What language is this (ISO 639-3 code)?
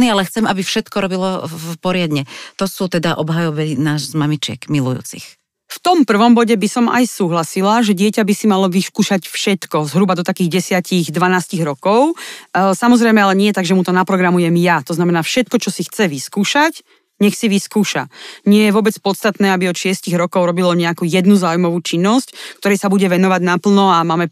slk